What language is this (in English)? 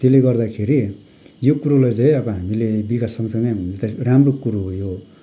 Nepali